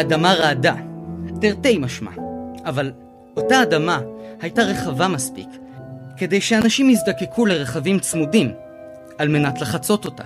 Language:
Hebrew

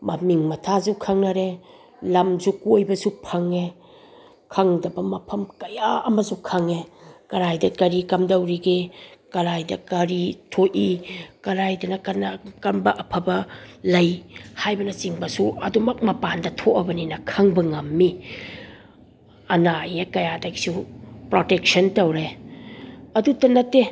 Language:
Manipuri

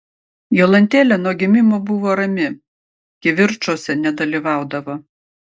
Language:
Lithuanian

